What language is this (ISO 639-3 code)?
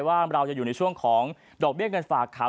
tha